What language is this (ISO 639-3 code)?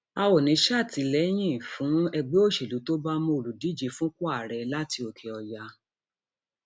yor